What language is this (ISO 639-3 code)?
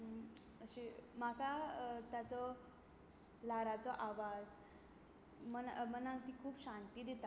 kok